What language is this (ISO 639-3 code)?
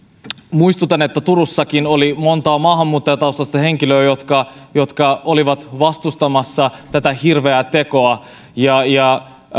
fin